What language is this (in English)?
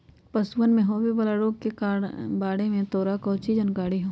Magahi